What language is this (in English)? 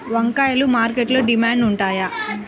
Telugu